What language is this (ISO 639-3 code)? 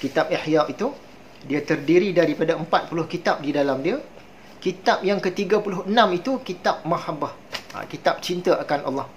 msa